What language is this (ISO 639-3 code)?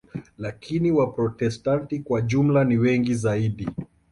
swa